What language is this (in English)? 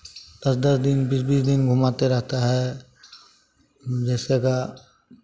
Hindi